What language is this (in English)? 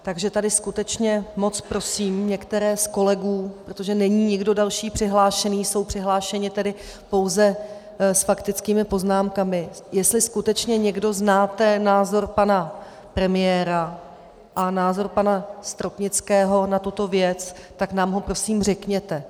Czech